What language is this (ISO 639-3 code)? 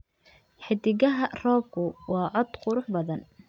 som